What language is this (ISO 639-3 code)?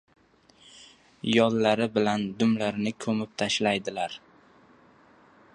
uzb